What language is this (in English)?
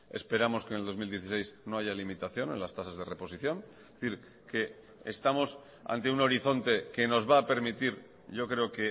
Spanish